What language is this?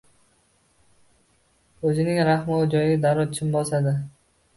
Uzbek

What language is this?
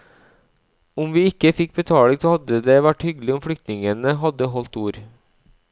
Norwegian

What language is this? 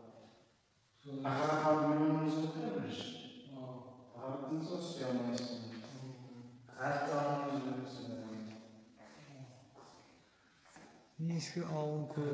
Turkish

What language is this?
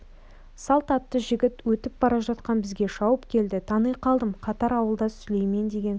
Kazakh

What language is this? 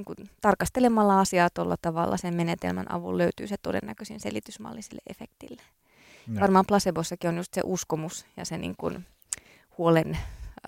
Finnish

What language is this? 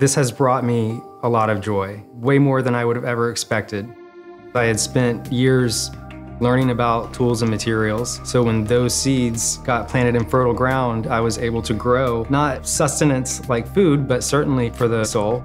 English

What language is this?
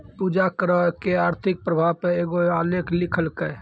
Maithili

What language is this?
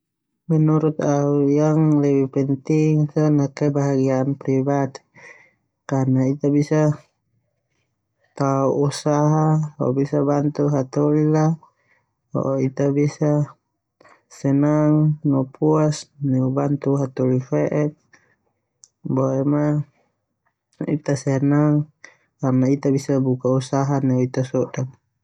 Termanu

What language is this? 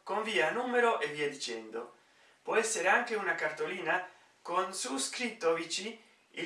Italian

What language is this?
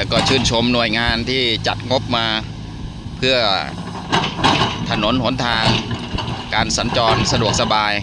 Thai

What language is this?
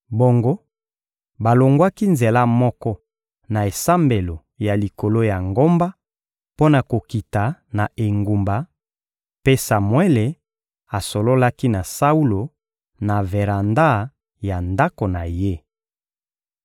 Lingala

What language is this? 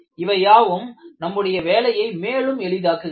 Tamil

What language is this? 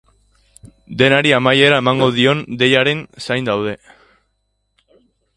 Basque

